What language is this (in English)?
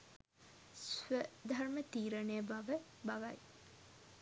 Sinhala